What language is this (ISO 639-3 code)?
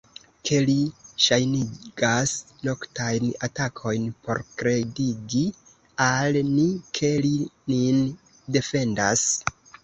epo